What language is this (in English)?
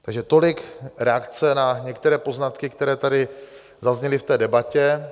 Czech